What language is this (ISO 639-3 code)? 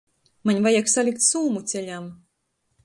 ltg